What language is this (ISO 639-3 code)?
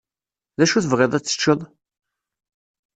kab